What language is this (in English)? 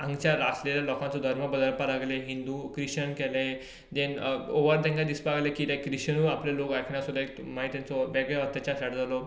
Konkani